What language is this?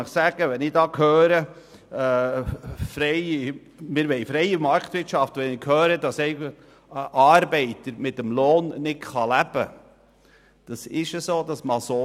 Swiss German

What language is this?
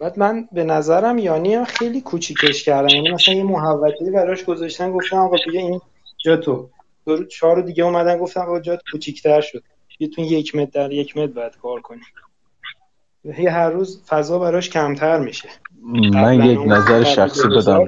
Persian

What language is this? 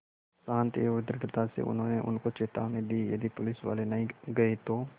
Hindi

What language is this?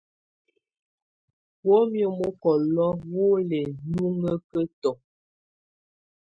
Tunen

